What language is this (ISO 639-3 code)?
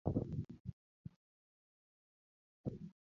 luo